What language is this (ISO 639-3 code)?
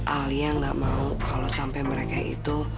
ind